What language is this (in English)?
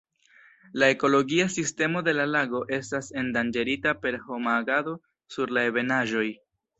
Esperanto